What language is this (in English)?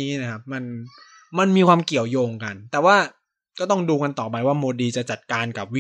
Thai